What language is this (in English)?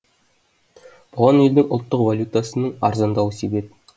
Kazakh